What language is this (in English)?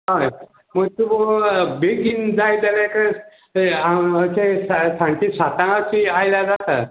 Konkani